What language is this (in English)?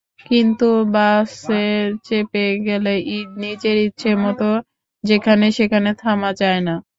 Bangla